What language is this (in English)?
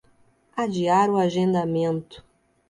Portuguese